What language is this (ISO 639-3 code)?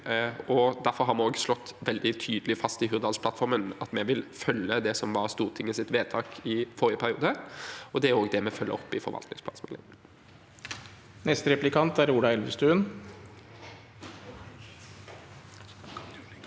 nor